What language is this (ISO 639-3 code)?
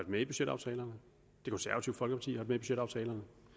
dan